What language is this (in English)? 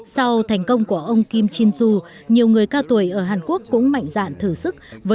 Vietnamese